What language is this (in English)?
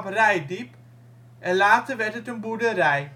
Dutch